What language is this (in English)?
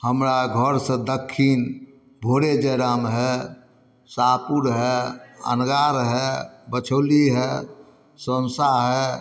Maithili